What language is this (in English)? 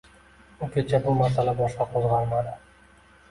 Uzbek